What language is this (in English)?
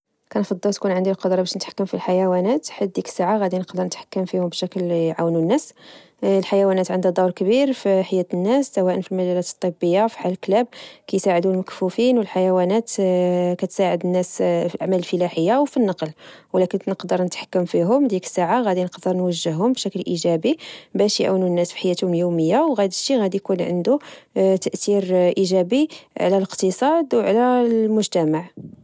Moroccan Arabic